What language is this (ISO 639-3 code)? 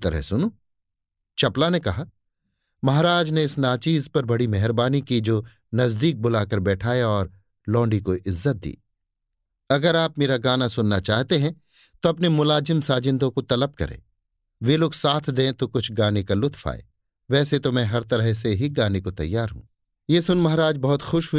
hin